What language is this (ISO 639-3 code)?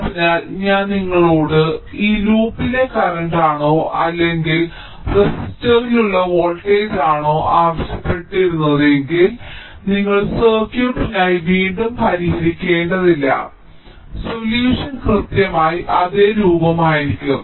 mal